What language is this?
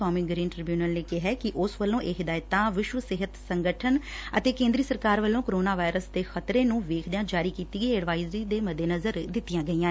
Punjabi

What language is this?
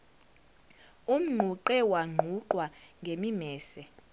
Zulu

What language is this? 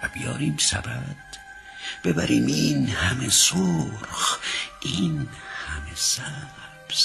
Persian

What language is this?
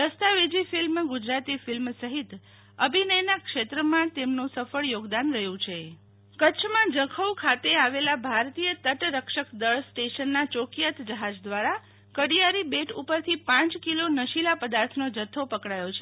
Gujarati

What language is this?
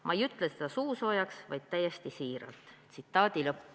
Estonian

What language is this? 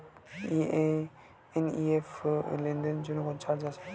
Bangla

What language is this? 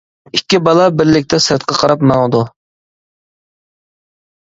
Uyghur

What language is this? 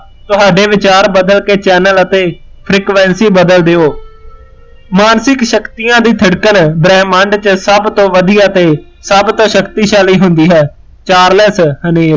Punjabi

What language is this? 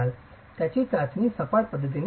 Marathi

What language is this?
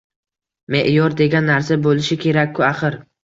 Uzbek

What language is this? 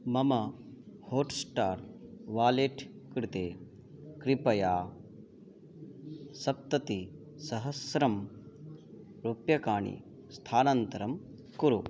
Sanskrit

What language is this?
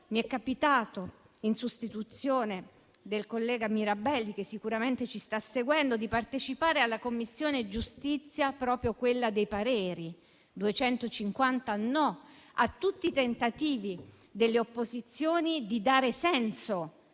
Italian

